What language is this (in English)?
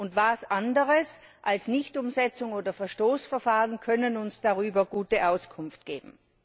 German